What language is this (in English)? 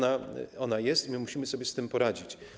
Polish